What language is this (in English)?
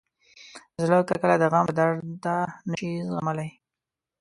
Pashto